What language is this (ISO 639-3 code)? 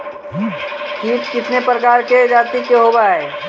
mag